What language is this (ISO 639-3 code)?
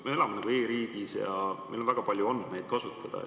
est